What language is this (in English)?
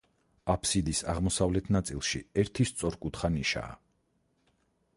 Georgian